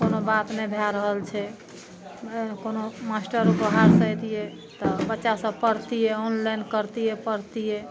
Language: Maithili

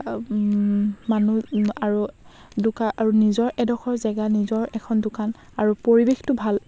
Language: Assamese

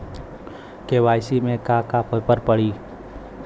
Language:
Bhojpuri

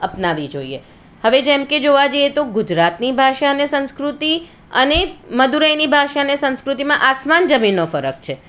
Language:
Gujarati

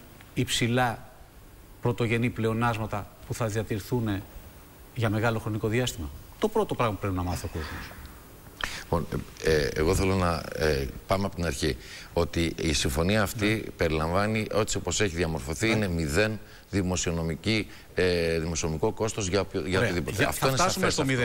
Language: Greek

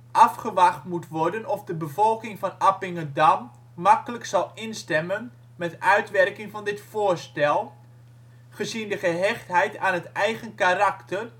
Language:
Dutch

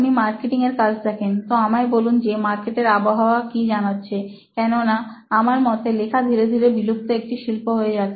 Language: Bangla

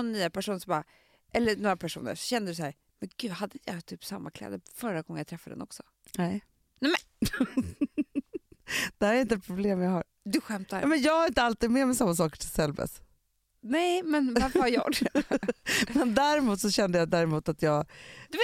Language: Swedish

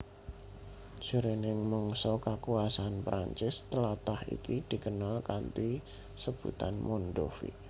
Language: Javanese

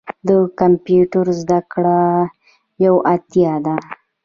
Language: Pashto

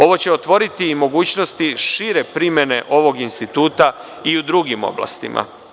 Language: Serbian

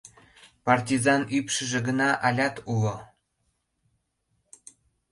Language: Mari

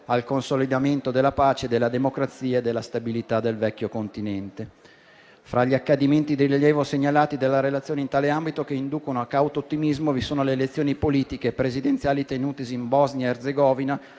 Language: Italian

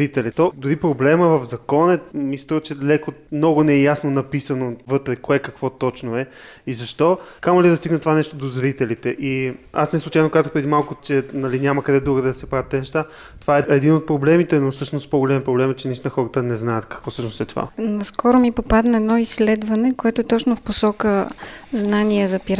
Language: Bulgarian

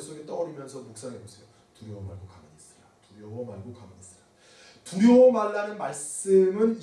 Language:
Korean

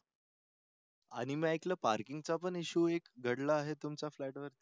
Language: Marathi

